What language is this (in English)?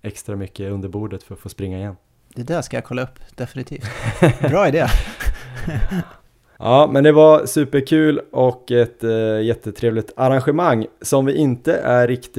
Swedish